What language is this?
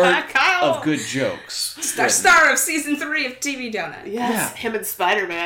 English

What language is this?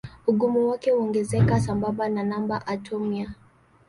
Swahili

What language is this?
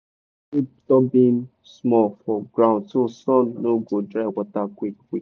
Nigerian Pidgin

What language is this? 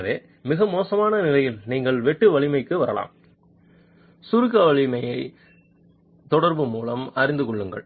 Tamil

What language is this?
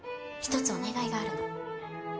Japanese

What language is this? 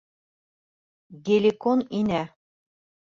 Bashkir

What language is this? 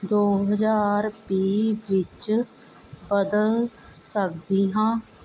Punjabi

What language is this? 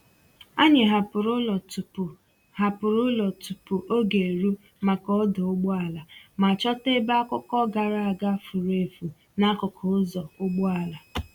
Igbo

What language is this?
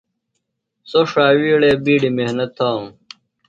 Phalura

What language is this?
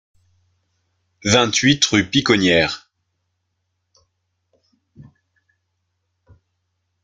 French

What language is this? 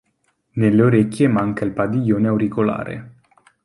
Italian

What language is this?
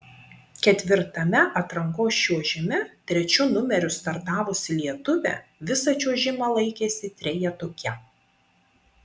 Lithuanian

